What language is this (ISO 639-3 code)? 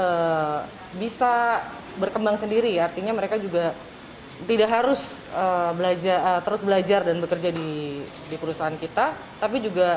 ind